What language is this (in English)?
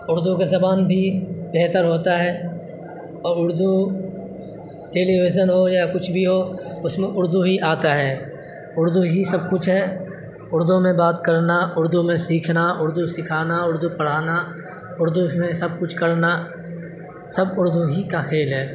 Urdu